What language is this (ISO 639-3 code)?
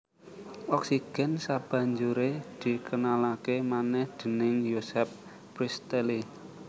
jav